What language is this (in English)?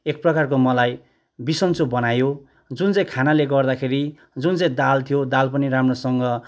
Nepali